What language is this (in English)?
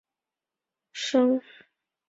Chinese